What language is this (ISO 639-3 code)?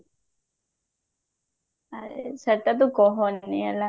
ori